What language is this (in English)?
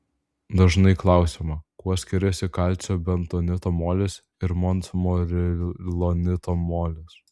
Lithuanian